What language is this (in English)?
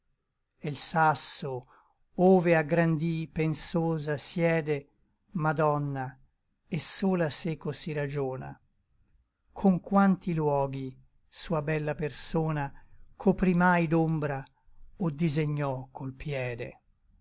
Italian